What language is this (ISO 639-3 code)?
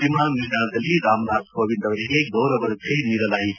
kan